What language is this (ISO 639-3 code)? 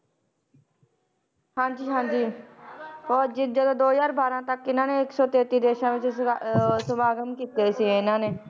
pan